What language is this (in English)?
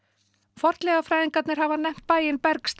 Icelandic